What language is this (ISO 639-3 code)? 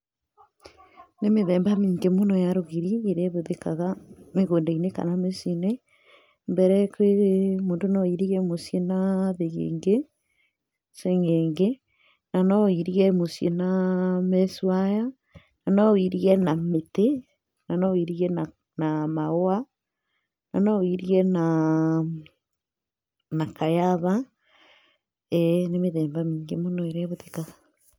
kik